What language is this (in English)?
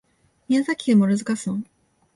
Japanese